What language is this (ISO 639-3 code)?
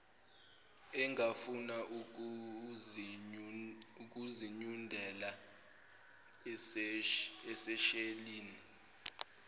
zul